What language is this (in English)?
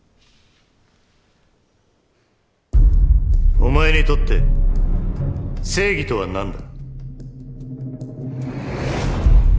Japanese